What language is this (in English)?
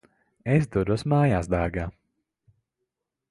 Latvian